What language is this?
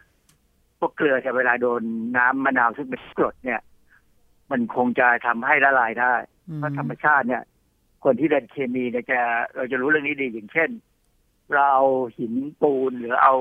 Thai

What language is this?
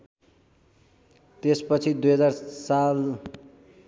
Nepali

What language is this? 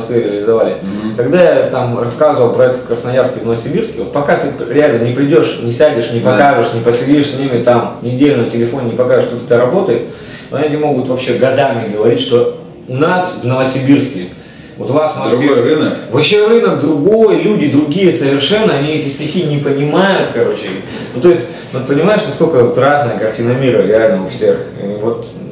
Russian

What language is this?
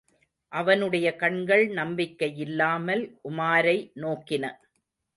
Tamil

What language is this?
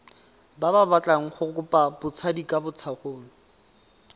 Tswana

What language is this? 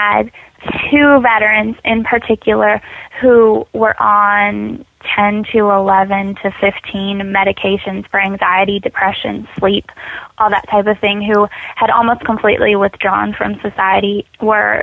English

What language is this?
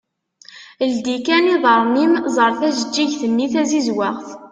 Kabyle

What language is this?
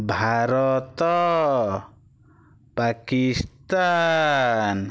Odia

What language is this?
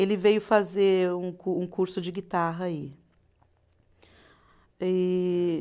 Portuguese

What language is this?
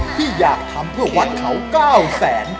Thai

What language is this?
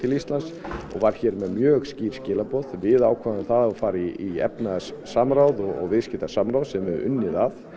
Icelandic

